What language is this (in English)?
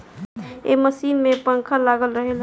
Bhojpuri